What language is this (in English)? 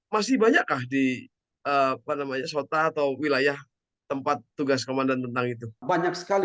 Indonesian